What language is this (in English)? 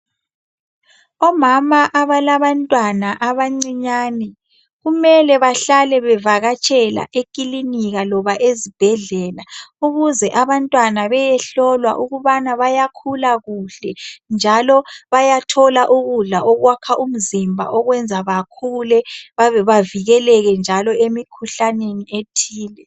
North Ndebele